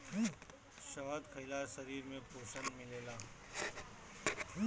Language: Bhojpuri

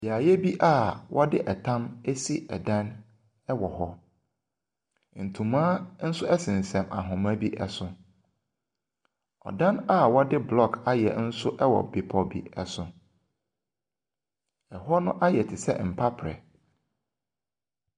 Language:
Akan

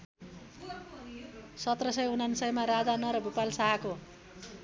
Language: Nepali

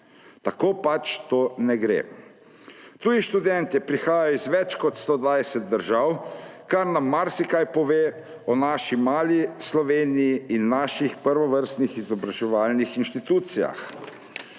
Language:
Slovenian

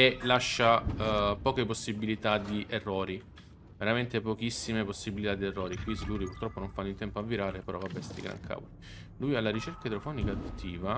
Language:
Italian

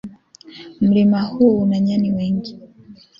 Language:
Swahili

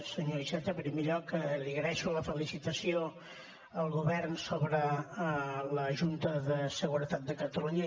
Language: Catalan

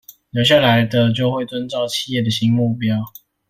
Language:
Chinese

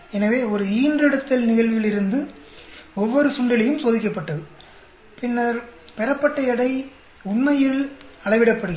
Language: Tamil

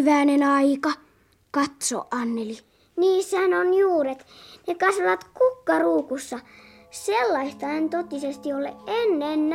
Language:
Finnish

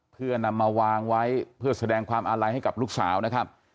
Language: Thai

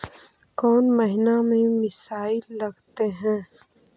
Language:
Magahi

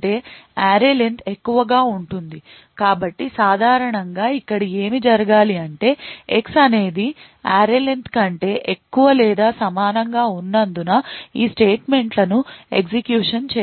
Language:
Telugu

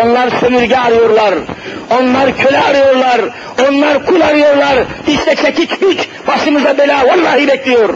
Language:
Turkish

